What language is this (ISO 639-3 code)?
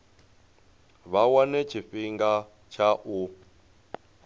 ven